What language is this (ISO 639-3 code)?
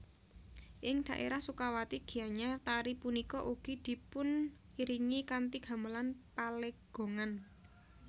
jav